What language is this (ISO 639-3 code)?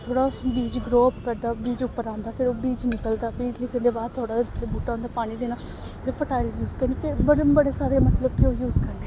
doi